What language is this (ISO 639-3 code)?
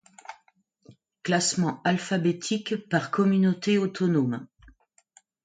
fra